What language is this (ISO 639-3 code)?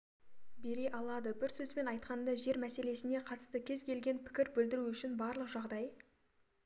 kaz